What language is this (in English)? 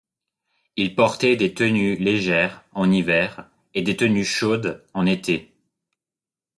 French